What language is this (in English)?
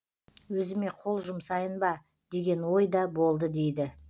Kazakh